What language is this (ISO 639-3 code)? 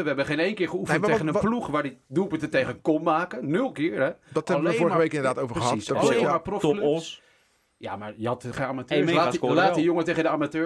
nld